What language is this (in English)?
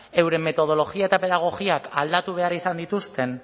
Basque